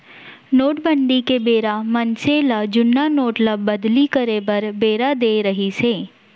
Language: Chhattisgarhi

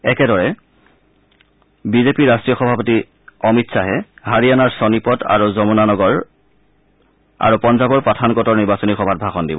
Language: Assamese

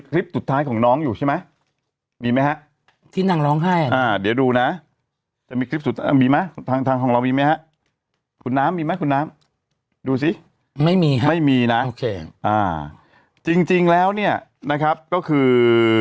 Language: Thai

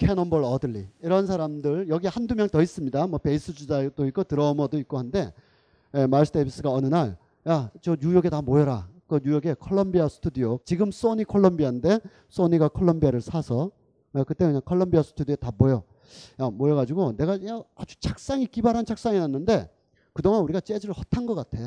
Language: Korean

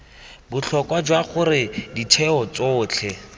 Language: Tswana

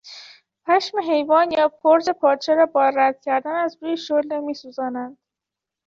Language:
Persian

